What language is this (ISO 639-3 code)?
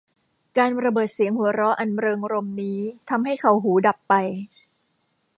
tha